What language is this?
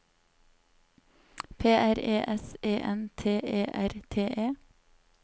Norwegian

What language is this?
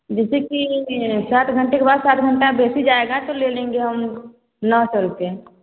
Hindi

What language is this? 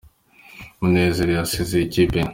Kinyarwanda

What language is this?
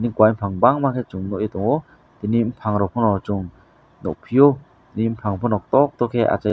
Kok Borok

